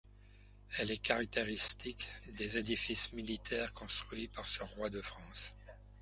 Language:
French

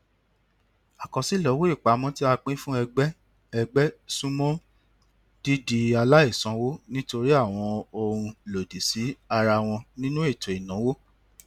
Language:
Yoruba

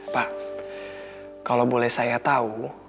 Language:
Indonesian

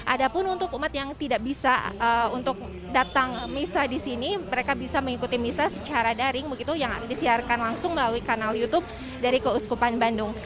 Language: Indonesian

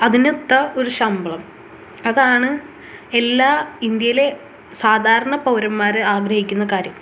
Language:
Malayalam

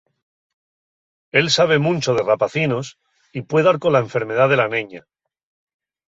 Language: Asturian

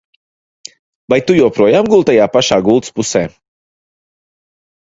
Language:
Latvian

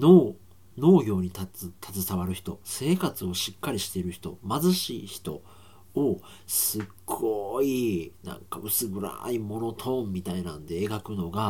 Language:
Japanese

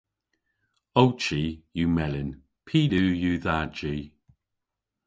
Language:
Cornish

